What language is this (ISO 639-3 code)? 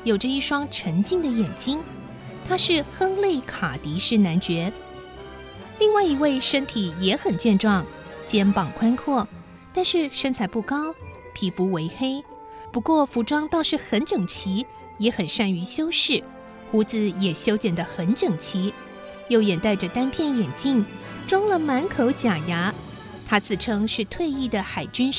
zho